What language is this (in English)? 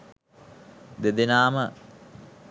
Sinhala